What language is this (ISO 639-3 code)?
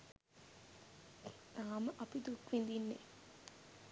sin